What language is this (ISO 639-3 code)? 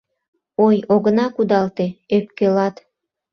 chm